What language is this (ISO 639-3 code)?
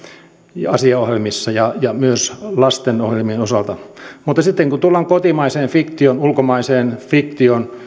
fin